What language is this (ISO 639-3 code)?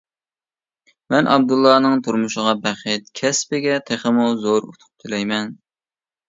uig